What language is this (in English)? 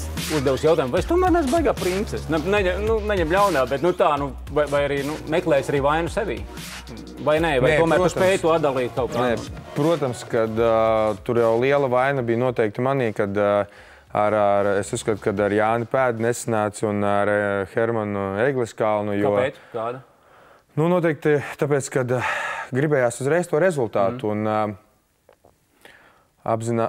Latvian